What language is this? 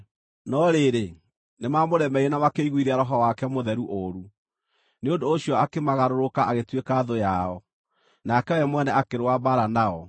Kikuyu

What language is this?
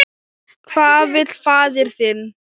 Icelandic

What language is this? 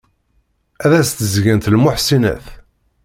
Kabyle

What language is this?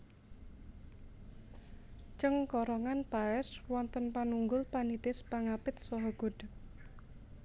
Javanese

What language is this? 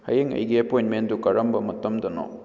Manipuri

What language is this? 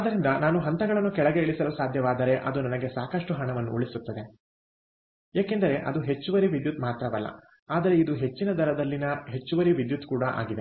Kannada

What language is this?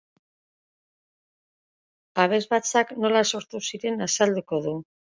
Basque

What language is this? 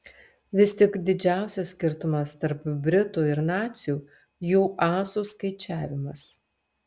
Lithuanian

